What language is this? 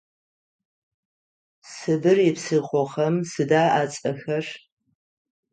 Adyghe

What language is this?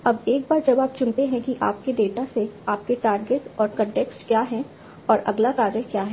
Hindi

